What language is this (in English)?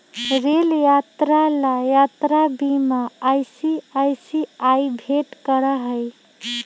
Magahi